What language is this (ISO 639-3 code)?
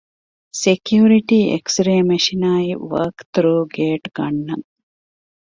div